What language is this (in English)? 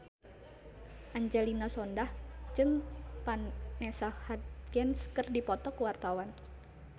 Sundanese